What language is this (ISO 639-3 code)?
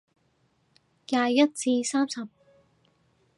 yue